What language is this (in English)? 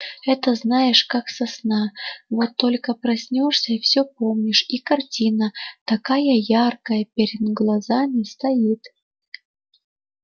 Russian